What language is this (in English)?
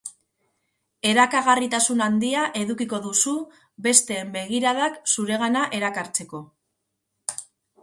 Basque